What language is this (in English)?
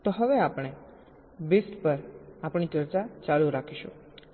Gujarati